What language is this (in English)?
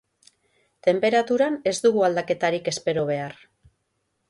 Basque